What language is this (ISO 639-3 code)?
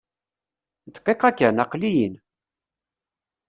kab